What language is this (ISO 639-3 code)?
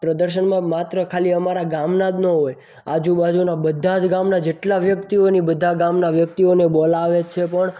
guj